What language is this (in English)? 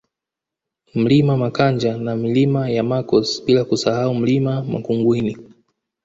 Swahili